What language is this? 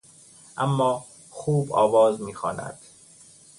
Persian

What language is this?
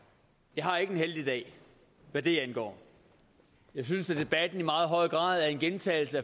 Danish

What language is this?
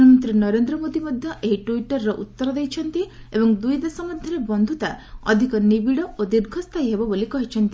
Odia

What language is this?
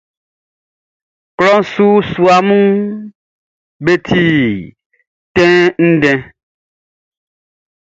Baoulé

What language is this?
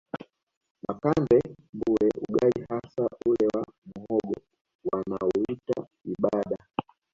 Swahili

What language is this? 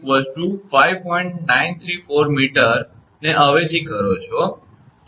Gujarati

